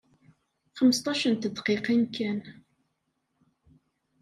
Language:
Kabyle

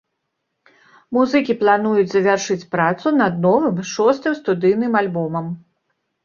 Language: Belarusian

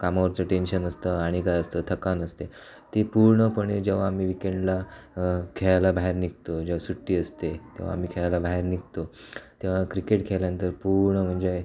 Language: Marathi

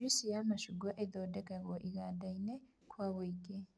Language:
Kikuyu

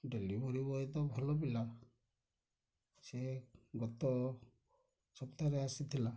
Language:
Odia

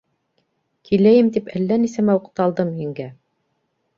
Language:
Bashkir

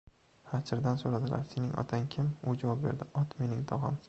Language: Uzbek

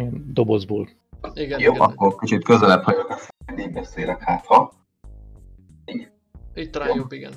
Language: Hungarian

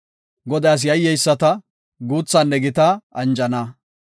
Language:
Gofa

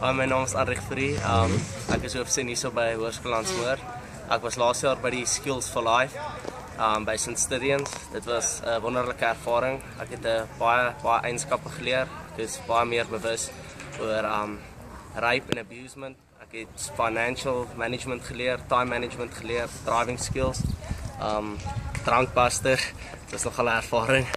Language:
Dutch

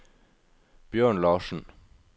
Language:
Norwegian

